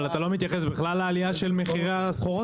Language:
Hebrew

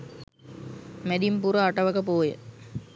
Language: Sinhala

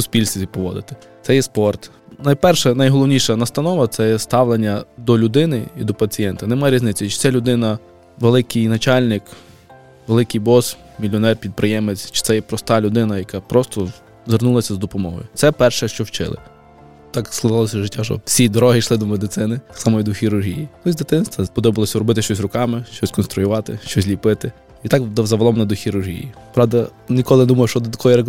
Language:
Ukrainian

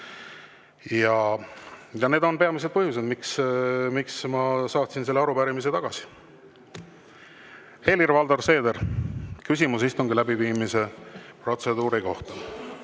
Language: Estonian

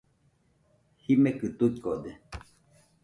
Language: Nüpode Huitoto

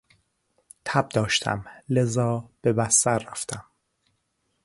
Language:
Persian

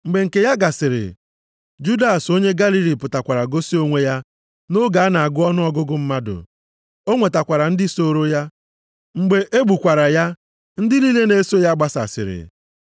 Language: Igbo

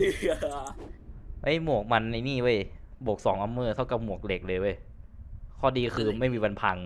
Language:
Thai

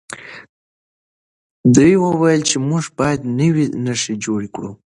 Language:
Pashto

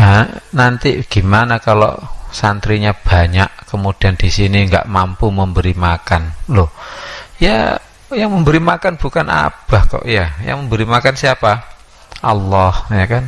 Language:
Indonesian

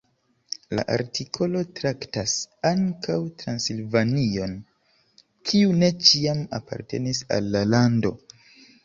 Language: Esperanto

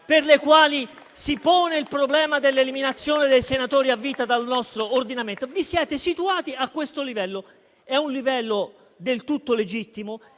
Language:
Italian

